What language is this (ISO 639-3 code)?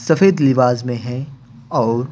hin